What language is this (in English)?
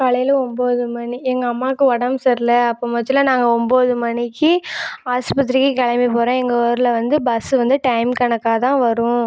Tamil